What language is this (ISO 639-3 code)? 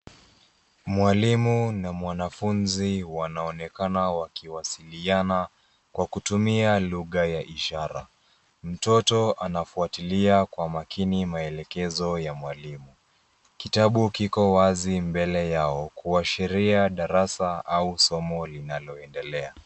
swa